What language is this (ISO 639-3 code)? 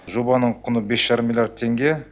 kaz